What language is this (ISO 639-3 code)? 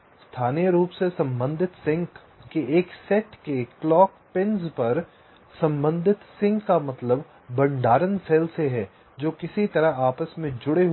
hin